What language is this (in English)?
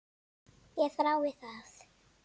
Icelandic